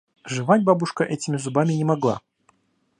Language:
Russian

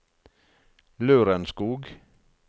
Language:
Norwegian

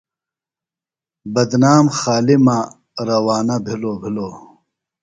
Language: Phalura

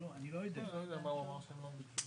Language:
Hebrew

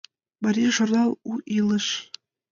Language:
Mari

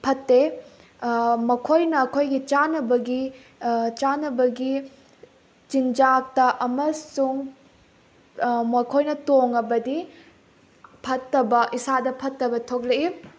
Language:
Manipuri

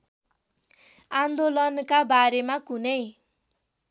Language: Nepali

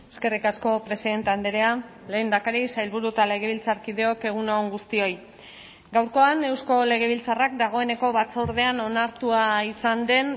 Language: Basque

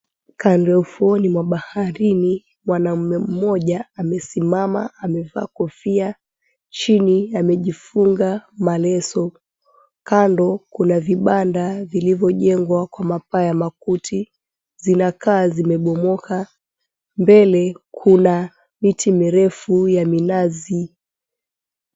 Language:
Swahili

